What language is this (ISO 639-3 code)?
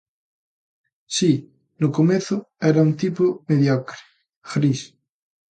glg